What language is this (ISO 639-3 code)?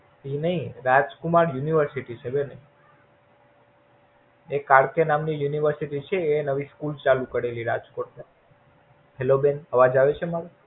guj